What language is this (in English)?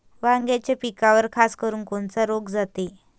Marathi